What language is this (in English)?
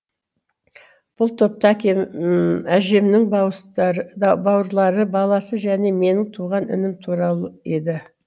Kazakh